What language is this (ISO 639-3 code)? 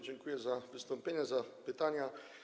pol